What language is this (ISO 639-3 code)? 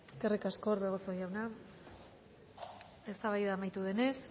eus